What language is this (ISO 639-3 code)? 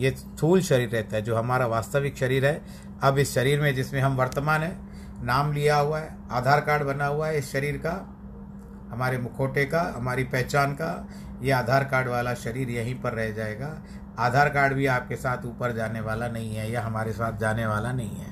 hin